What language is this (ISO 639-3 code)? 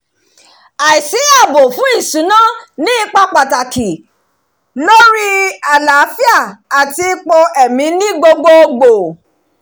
yor